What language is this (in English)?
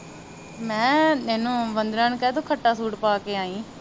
Punjabi